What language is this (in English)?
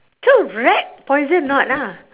English